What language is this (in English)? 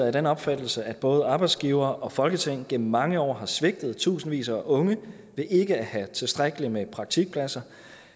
Danish